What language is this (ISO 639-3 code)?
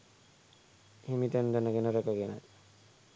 sin